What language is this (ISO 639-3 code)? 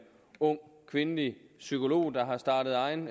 dan